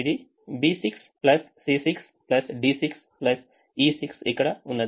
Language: Telugu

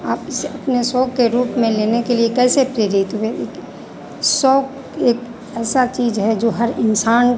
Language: Hindi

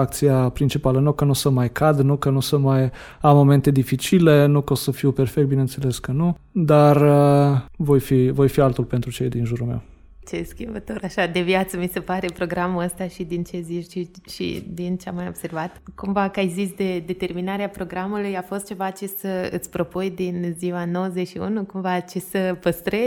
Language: Romanian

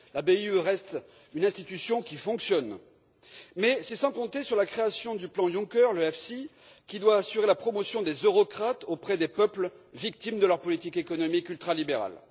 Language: French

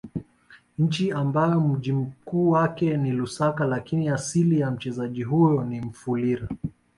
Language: Swahili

